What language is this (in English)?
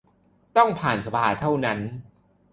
Thai